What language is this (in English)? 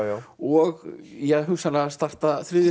Icelandic